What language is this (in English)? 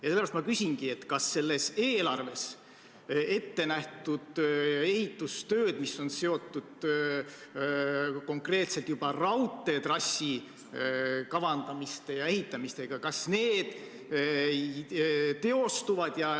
Estonian